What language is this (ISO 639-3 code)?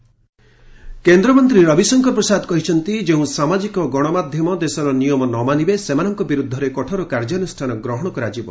ori